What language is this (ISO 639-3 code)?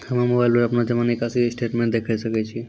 mai